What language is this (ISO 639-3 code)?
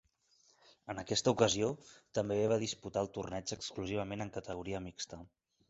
cat